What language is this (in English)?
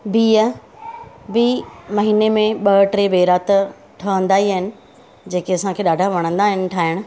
Sindhi